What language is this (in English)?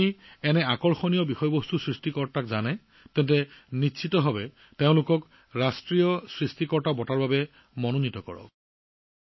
Assamese